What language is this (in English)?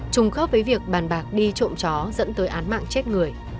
Vietnamese